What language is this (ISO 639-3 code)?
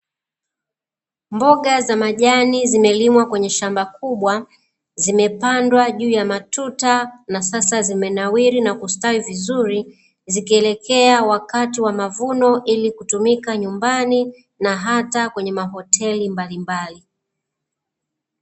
swa